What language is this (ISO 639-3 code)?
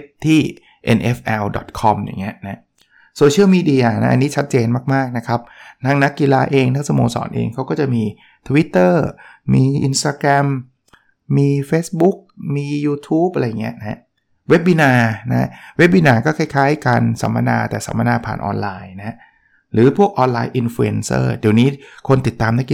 tha